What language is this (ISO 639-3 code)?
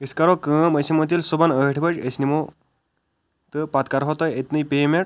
kas